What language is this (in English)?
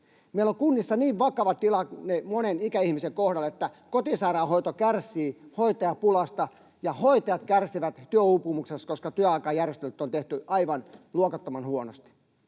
Finnish